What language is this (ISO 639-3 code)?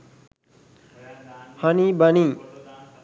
sin